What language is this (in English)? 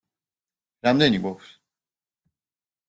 Georgian